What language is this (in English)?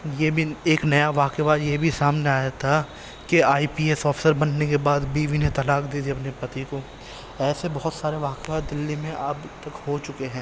Urdu